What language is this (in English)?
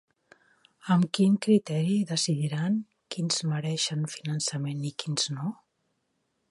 Catalan